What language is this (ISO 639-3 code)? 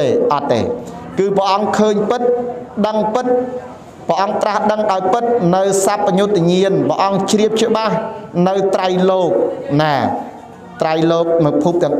tha